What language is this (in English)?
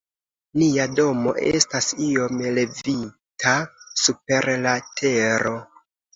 Esperanto